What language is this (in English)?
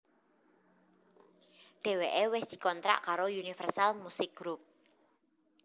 Javanese